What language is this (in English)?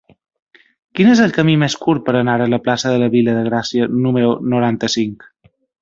Catalan